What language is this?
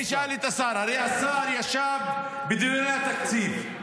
Hebrew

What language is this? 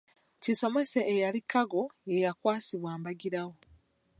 Ganda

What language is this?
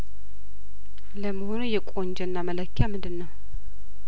Amharic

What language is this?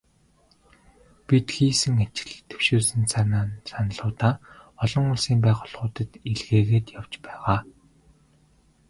Mongolian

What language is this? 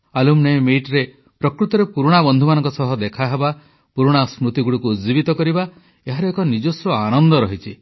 Odia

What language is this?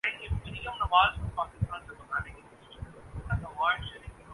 Urdu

